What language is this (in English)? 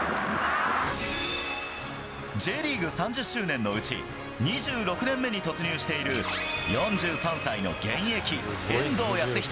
Japanese